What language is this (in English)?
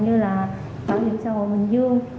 Vietnamese